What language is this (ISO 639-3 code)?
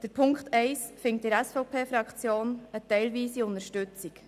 gsw